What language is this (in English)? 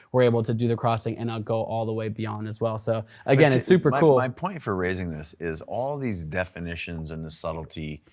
English